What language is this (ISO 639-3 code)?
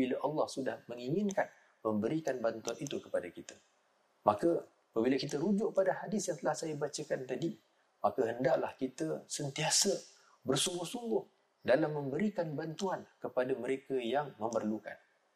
msa